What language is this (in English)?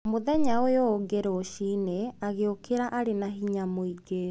Kikuyu